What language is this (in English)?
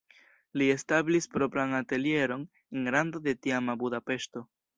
Esperanto